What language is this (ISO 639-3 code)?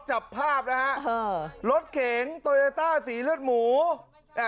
tha